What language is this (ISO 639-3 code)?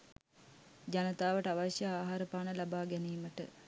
sin